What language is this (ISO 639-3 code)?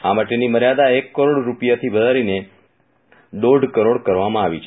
guj